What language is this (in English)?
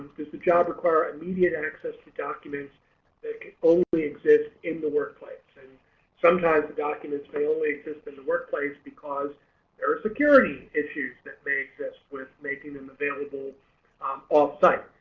English